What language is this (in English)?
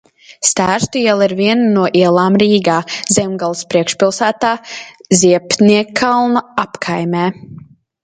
Latvian